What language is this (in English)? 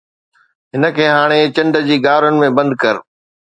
Sindhi